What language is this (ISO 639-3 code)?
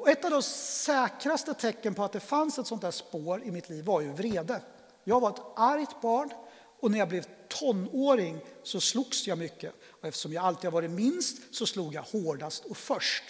swe